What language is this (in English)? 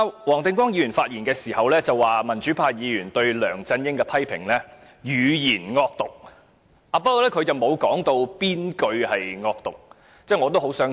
Cantonese